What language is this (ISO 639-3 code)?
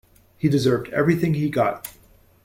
eng